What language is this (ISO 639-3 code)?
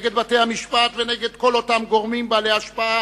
heb